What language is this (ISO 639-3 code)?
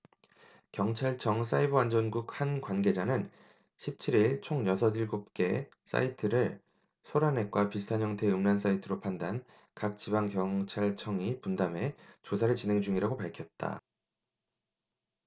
kor